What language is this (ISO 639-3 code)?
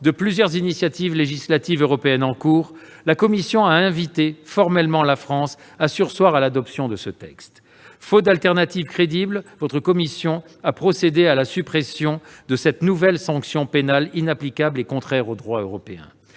fra